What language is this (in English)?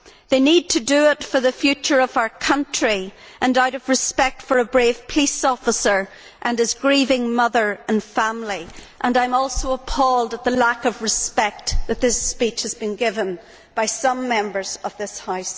English